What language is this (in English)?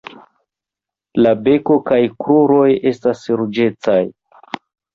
Esperanto